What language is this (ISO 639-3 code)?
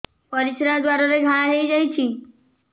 ori